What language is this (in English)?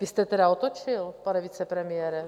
Czech